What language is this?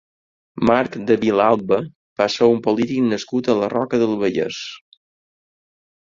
Catalan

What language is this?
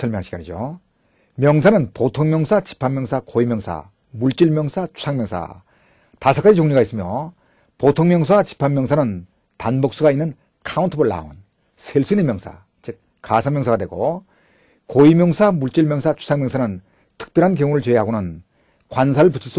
Korean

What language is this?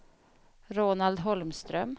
Swedish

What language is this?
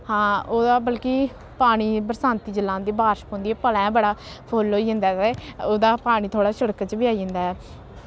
Dogri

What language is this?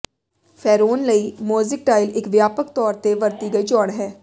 Punjabi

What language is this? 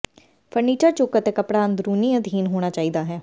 Punjabi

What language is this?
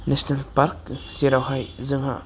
Bodo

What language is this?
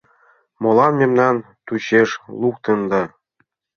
Mari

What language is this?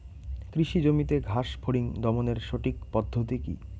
Bangla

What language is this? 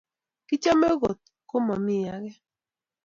Kalenjin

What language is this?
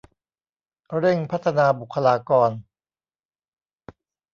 Thai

